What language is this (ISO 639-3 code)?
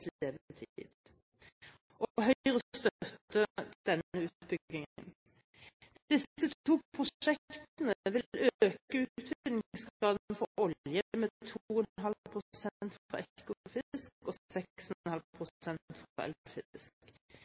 nob